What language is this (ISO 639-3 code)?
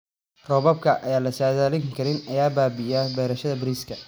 som